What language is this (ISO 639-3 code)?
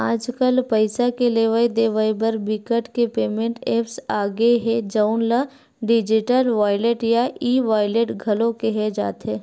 hne